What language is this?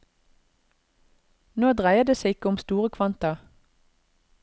Norwegian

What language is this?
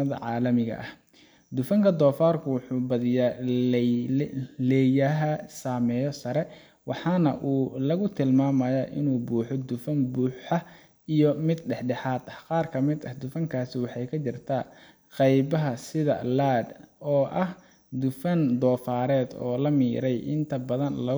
Somali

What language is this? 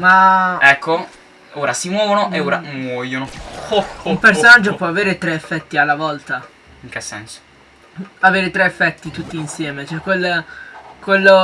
Italian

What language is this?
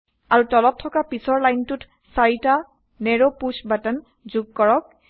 Assamese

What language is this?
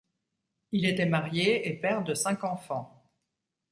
French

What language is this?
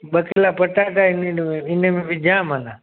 Sindhi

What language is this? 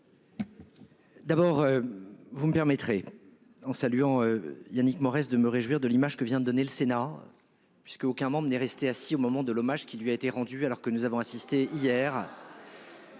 French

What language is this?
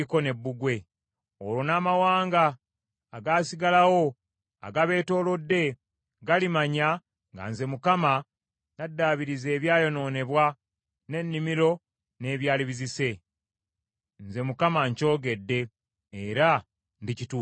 Ganda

